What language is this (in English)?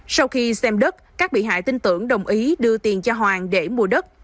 Vietnamese